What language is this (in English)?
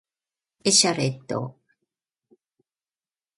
Japanese